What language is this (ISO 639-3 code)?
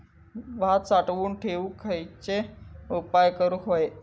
mar